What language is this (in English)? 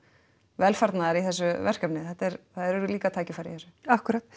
Icelandic